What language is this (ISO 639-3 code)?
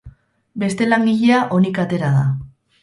eus